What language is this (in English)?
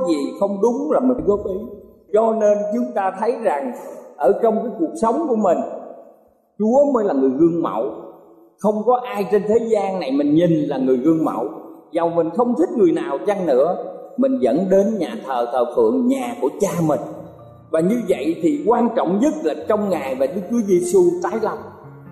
Vietnamese